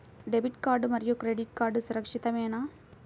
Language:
Telugu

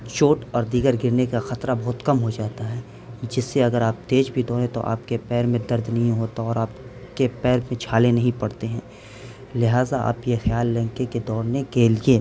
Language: Urdu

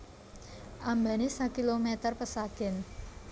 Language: Javanese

